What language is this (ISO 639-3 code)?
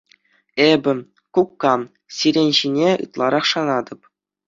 chv